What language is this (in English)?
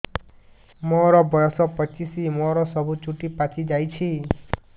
Odia